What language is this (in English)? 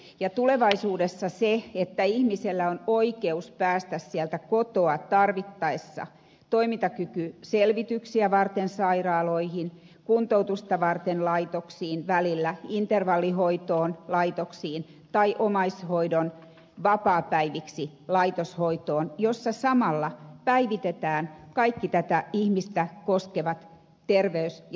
Finnish